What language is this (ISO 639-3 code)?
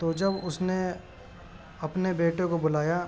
urd